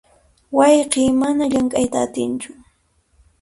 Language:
Puno Quechua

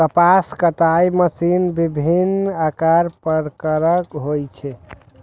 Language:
Maithili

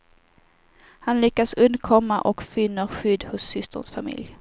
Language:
Swedish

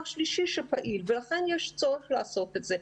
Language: Hebrew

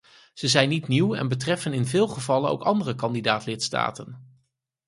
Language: Dutch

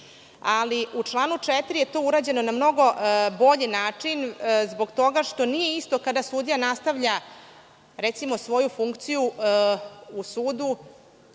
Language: Serbian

